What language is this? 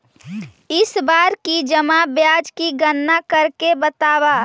Magahi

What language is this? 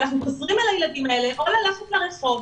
Hebrew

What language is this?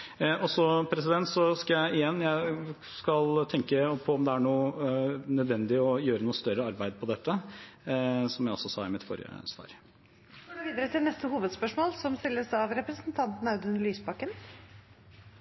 Norwegian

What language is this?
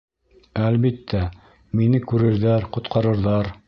Bashkir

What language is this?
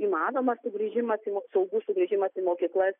Lithuanian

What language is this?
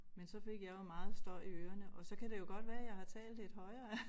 Danish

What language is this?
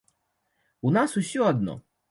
Belarusian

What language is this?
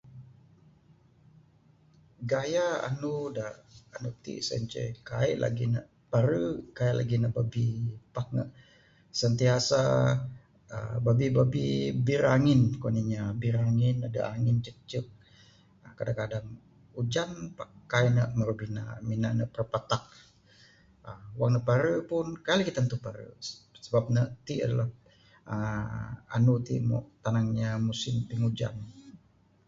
Bukar-Sadung Bidayuh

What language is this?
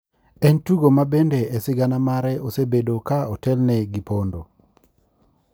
Luo (Kenya and Tanzania)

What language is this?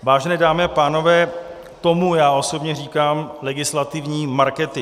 Czech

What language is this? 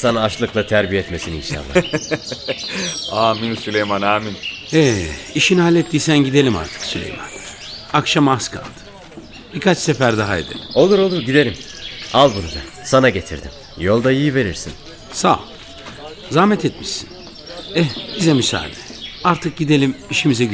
Turkish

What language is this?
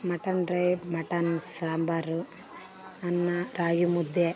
Kannada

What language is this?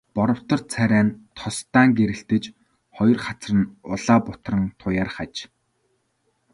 Mongolian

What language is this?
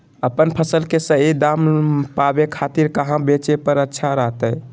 Magahi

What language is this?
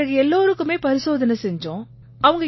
Tamil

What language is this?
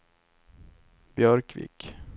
Swedish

